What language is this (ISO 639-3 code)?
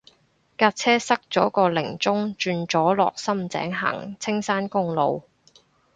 yue